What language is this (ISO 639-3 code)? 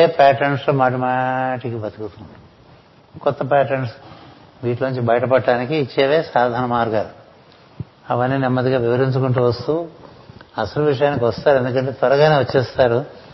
tel